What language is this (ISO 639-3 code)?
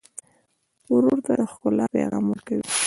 pus